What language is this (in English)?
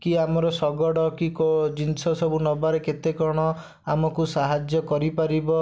Odia